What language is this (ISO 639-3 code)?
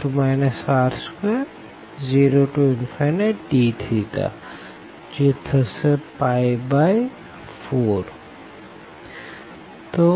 guj